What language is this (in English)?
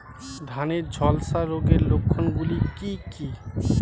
Bangla